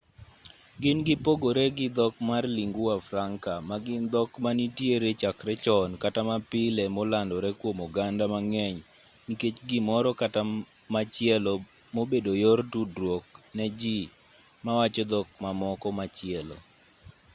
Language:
Luo (Kenya and Tanzania)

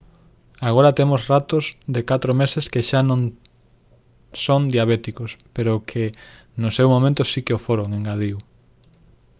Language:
Galician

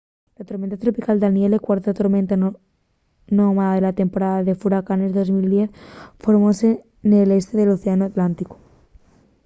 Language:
Asturian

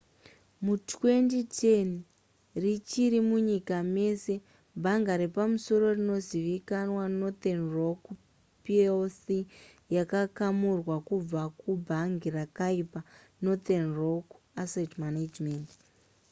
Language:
Shona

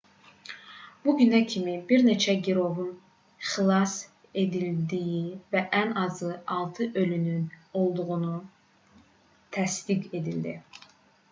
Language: Azerbaijani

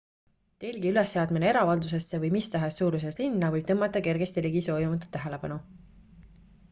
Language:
Estonian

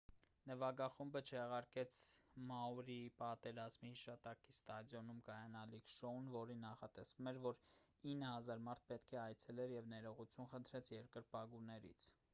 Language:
Armenian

